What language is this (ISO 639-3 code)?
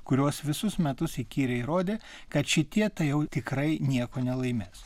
lit